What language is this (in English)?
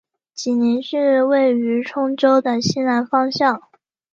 Chinese